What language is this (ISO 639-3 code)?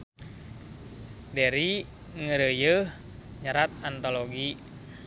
sun